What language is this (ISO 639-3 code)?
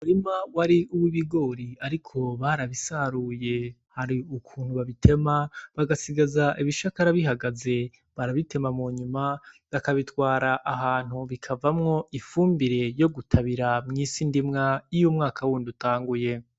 run